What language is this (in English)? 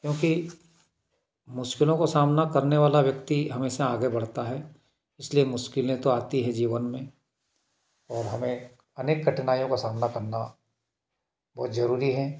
Hindi